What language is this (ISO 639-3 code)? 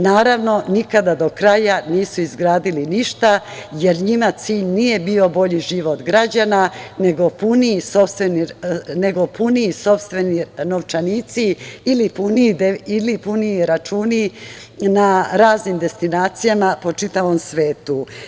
srp